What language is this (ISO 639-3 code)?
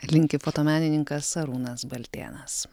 lit